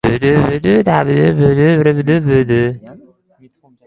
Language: Uzbek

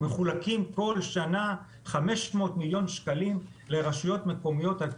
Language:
Hebrew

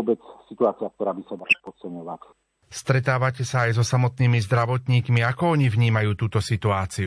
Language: Slovak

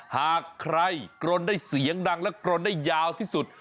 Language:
Thai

